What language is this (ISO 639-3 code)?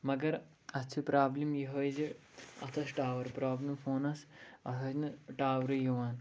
kas